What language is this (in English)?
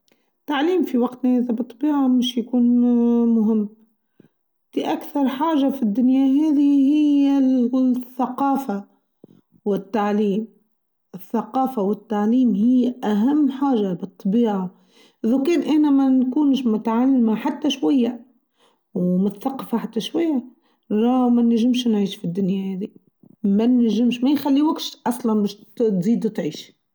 Tunisian Arabic